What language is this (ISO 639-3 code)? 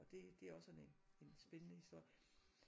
dan